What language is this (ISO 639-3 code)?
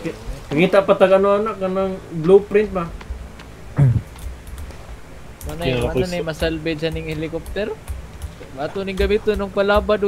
ind